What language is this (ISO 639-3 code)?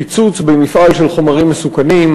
heb